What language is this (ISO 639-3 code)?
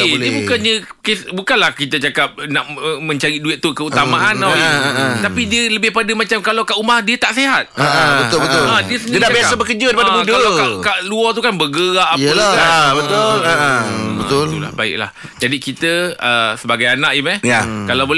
msa